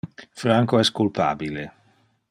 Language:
Interlingua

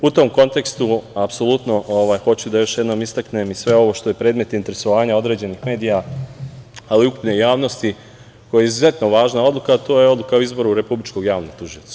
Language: Serbian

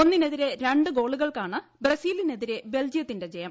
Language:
Malayalam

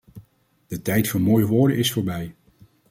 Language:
Dutch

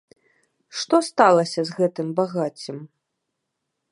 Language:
Belarusian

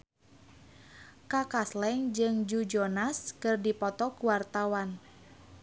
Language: Sundanese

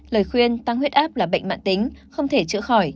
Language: Vietnamese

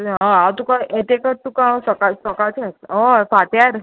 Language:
Konkani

